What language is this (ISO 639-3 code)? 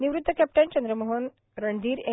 mar